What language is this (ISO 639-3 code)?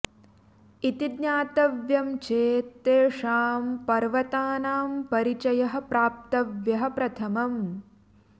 san